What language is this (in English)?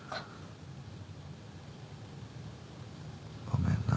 Japanese